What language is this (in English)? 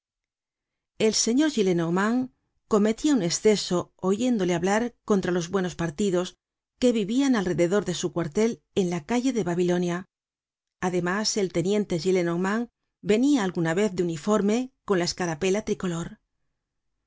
Spanish